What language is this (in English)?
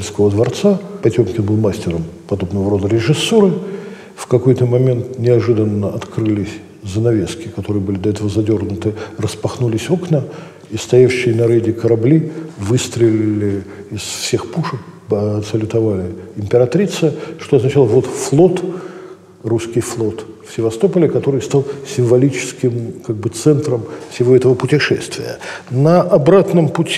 Russian